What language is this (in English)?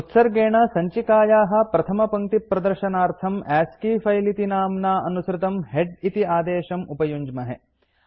Sanskrit